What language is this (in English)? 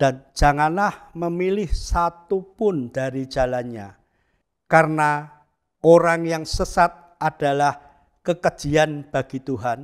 Indonesian